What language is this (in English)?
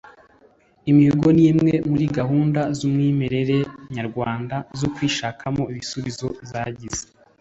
Kinyarwanda